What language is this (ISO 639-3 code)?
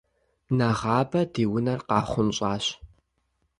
kbd